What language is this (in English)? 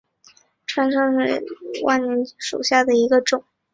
Chinese